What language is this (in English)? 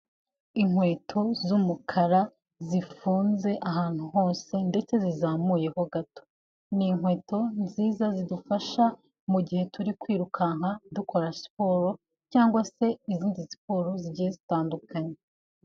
Kinyarwanda